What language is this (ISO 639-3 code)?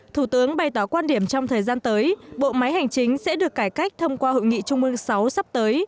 vie